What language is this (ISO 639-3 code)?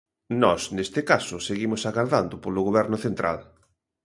glg